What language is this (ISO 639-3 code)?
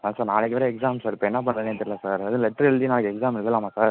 tam